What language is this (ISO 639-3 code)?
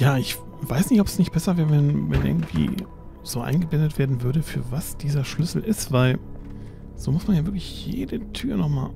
deu